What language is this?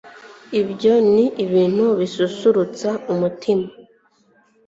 Kinyarwanda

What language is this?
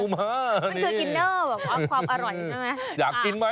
Thai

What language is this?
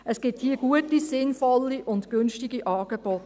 Swiss German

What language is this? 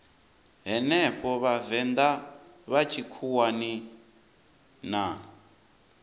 Venda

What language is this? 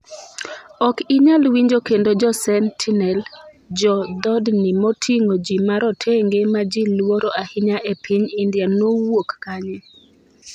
Luo (Kenya and Tanzania)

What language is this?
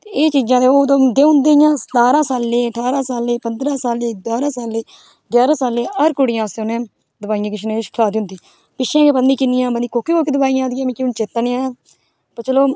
Dogri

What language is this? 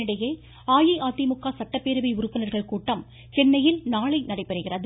Tamil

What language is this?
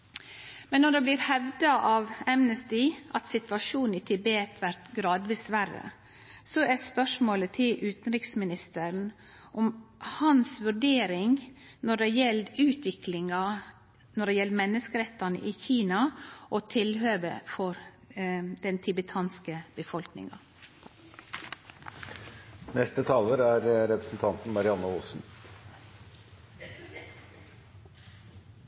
Norwegian Nynorsk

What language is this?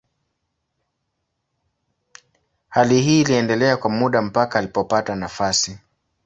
Swahili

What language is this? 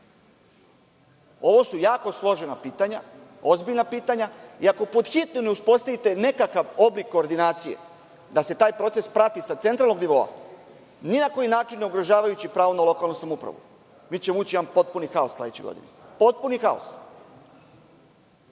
Serbian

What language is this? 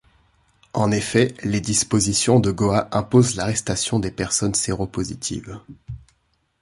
French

